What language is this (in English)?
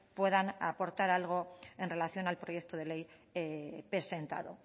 Spanish